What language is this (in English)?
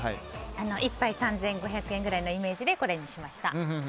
Japanese